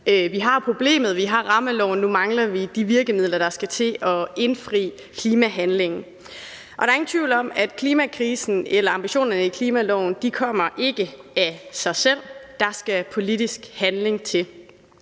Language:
Danish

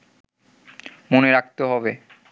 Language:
Bangla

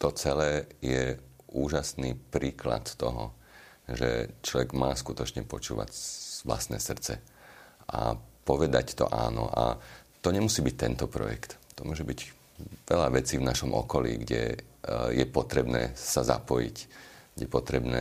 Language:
Slovak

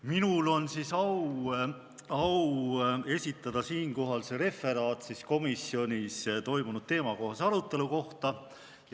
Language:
Estonian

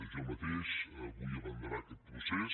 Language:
Catalan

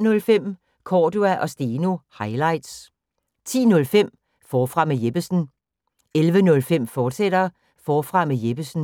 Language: Danish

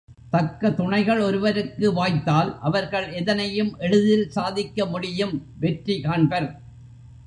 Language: Tamil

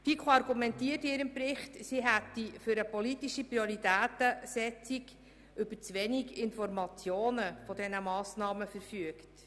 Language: Swiss German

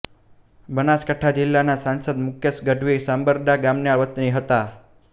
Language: Gujarati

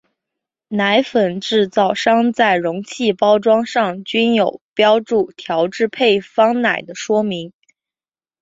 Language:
Chinese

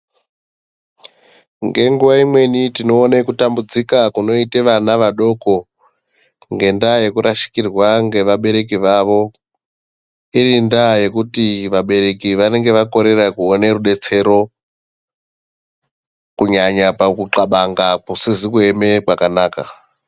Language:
Ndau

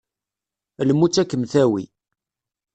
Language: Kabyle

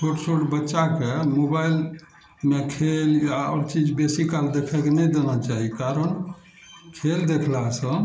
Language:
Maithili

